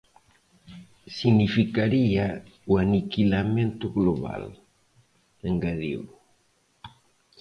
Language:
Galician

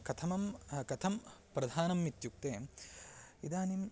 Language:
Sanskrit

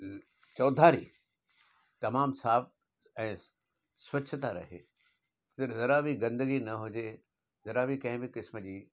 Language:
Sindhi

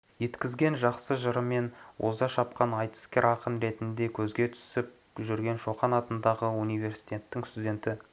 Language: Kazakh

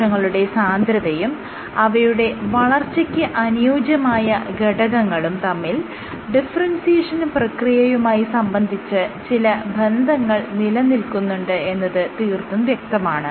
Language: Malayalam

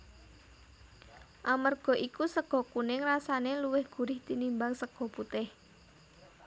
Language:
Javanese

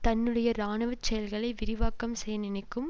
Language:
Tamil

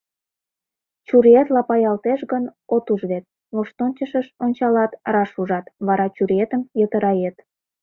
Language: Mari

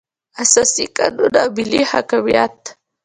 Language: Pashto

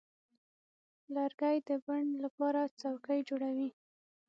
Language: Pashto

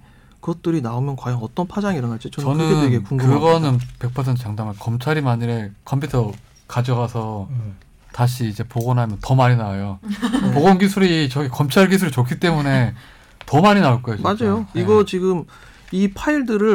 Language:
Korean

